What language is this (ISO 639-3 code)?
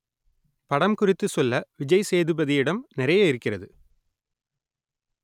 tam